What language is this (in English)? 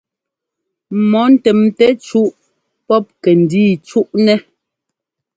Ngomba